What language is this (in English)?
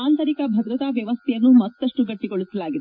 Kannada